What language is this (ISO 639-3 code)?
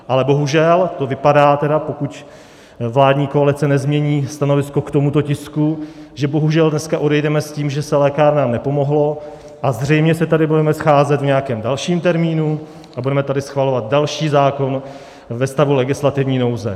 ces